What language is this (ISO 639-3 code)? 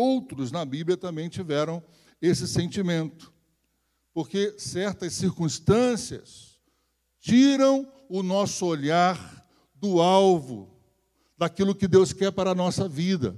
por